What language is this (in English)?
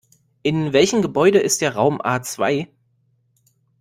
German